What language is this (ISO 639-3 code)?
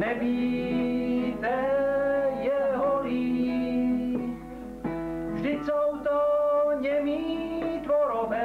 ces